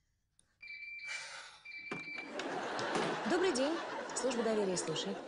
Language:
Russian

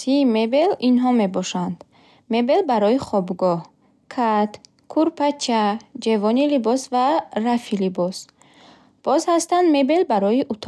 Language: Bukharic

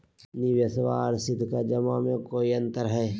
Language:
Magahi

